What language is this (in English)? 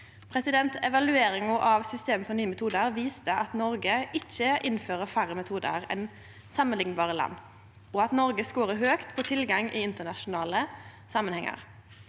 Norwegian